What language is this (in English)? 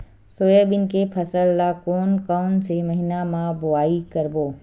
Chhattisgarhi